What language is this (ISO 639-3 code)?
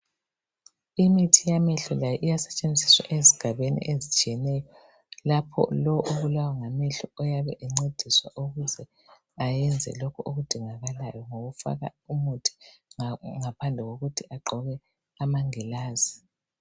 nde